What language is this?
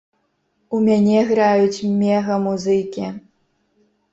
Belarusian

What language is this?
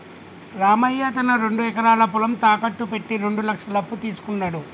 Telugu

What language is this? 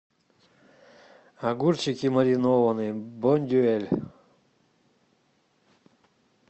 Russian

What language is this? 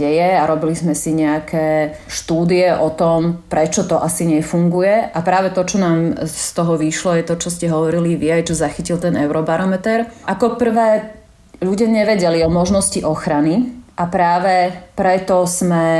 Slovak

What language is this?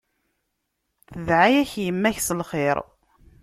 Kabyle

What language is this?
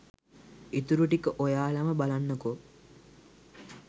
Sinhala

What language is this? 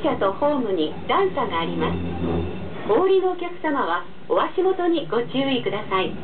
Japanese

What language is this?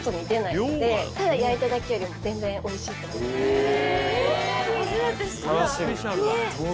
Japanese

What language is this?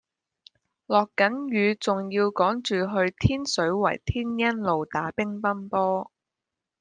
Cantonese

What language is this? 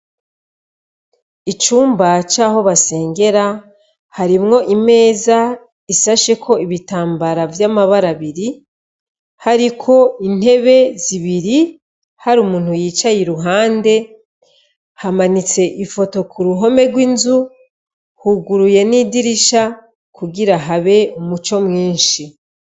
Rundi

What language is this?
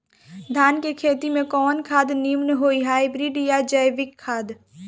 Bhojpuri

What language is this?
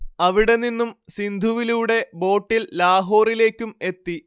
Malayalam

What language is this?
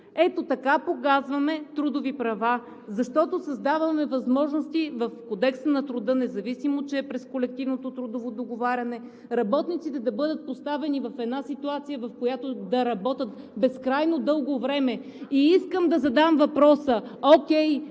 Bulgarian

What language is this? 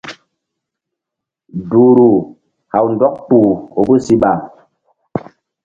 Mbum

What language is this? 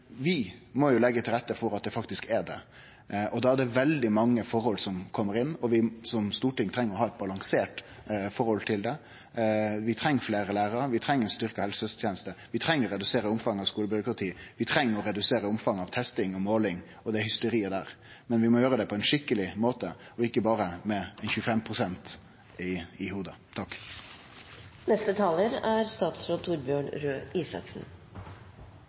Norwegian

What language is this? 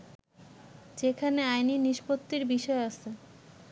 Bangla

